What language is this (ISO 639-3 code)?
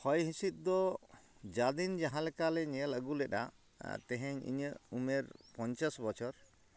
sat